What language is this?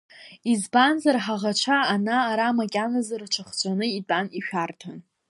Abkhazian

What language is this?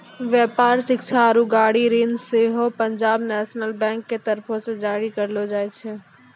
Maithili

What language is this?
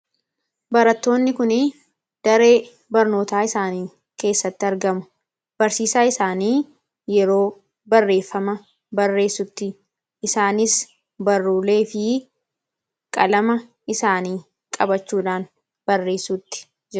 Oromo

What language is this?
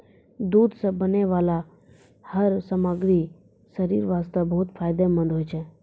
Maithili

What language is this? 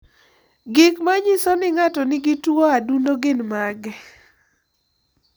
Luo (Kenya and Tanzania)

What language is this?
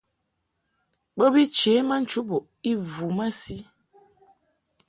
Mungaka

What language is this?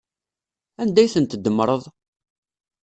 Kabyle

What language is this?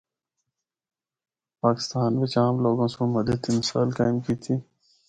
Northern Hindko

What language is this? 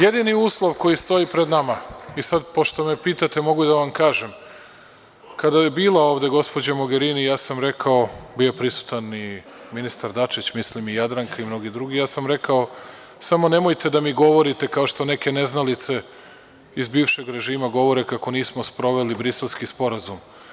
Serbian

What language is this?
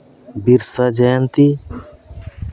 Santali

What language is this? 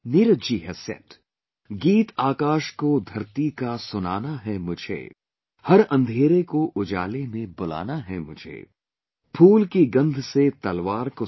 English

